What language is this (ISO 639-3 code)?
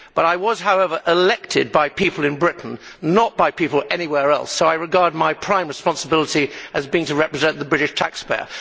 eng